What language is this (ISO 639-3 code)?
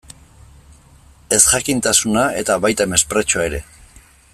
eus